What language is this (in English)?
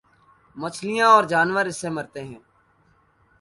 Urdu